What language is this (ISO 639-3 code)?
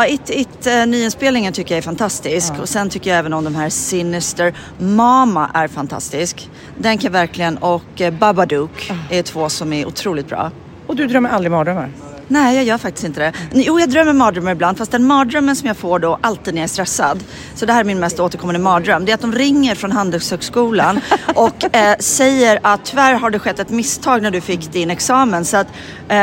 swe